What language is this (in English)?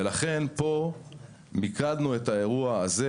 Hebrew